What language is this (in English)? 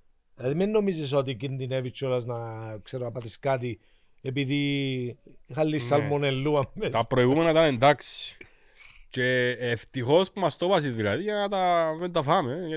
Greek